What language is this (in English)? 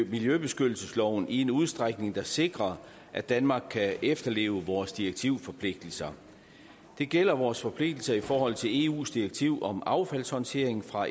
Danish